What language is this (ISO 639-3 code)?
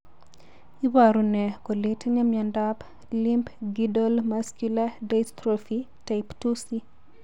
kln